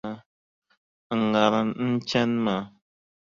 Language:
Dagbani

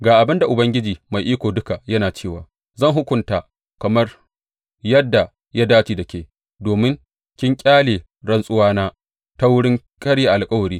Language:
Hausa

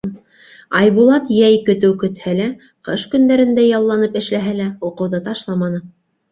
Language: Bashkir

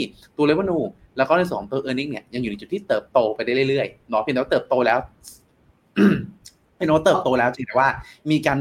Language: Thai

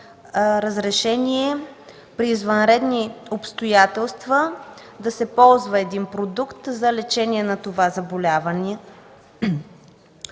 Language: Bulgarian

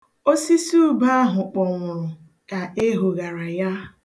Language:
Igbo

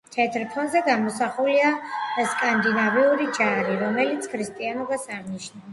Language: Georgian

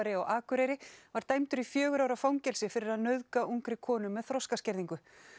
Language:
Icelandic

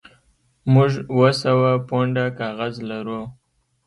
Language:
Pashto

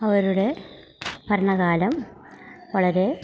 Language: Malayalam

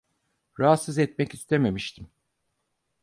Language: Turkish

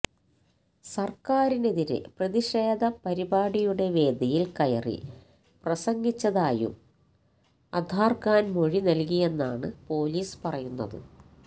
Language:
Malayalam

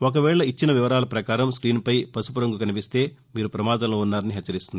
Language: Telugu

